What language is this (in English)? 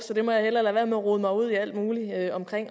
Danish